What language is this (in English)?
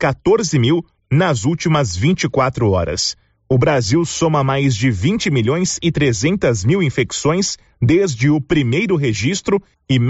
Portuguese